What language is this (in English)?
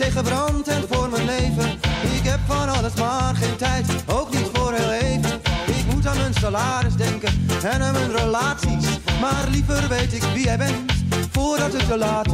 Dutch